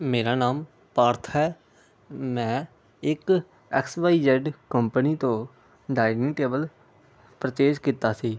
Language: Punjabi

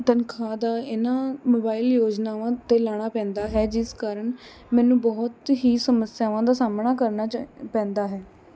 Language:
Punjabi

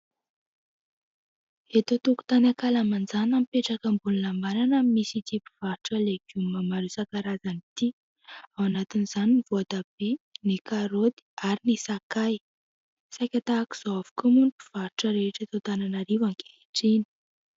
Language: Malagasy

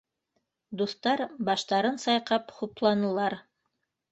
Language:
Bashkir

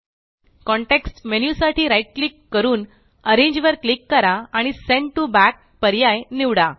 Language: Marathi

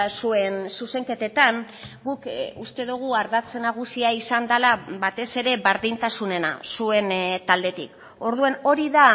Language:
Basque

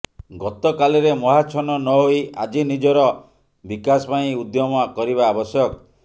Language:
Odia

